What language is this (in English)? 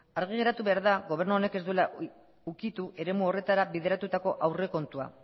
Basque